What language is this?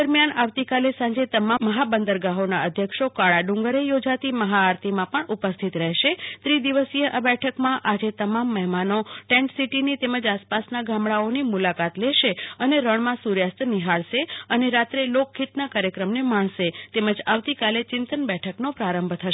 Gujarati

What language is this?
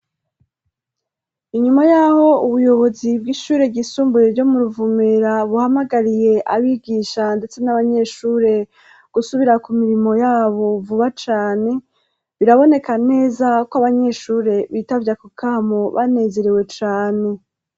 Rundi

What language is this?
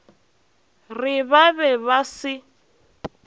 Northern Sotho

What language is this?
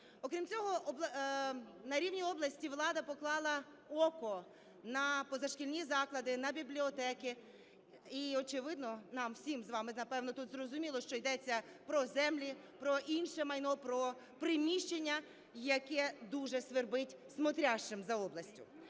Ukrainian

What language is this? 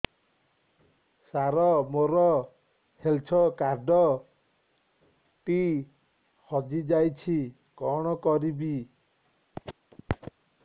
Odia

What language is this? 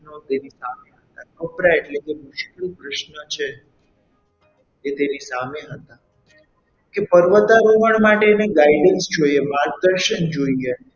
Gujarati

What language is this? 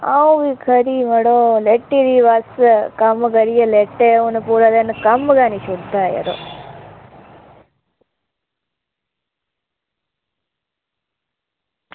Dogri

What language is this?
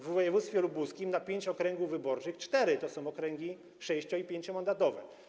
Polish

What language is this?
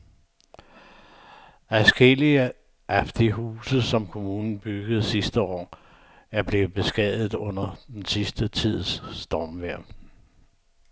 Danish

